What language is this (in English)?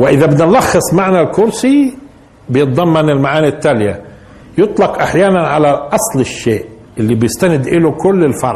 Arabic